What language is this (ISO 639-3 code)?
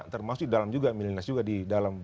ind